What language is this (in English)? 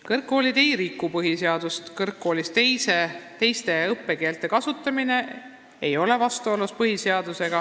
Estonian